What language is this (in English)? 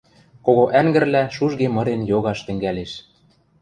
Western Mari